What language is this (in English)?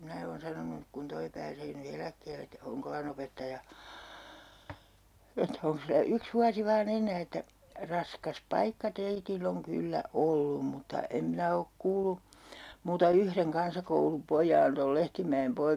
Finnish